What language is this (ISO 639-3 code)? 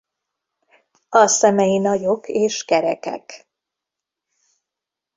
hun